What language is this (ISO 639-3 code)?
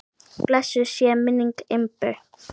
isl